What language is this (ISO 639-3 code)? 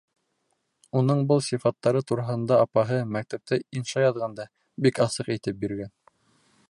bak